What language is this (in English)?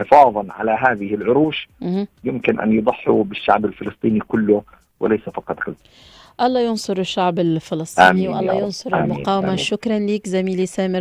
Arabic